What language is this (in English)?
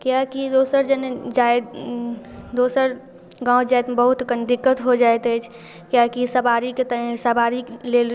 Maithili